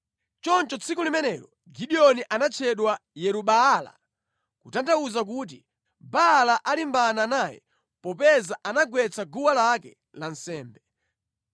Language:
Nyanja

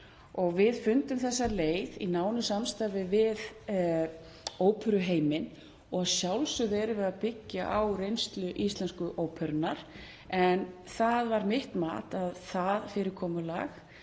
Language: Icelandic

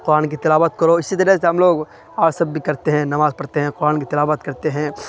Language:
Urdu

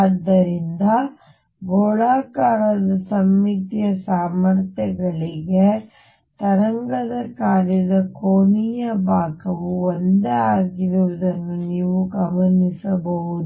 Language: Kannada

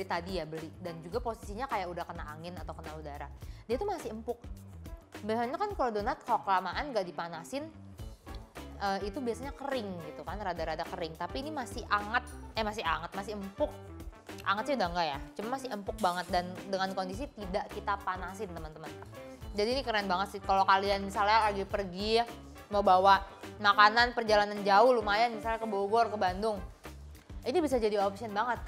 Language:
Indonesian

